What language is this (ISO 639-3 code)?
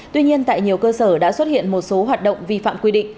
vie